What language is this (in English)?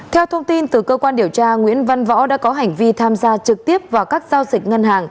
Vietnamese